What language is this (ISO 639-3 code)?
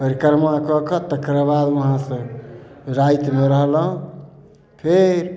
mai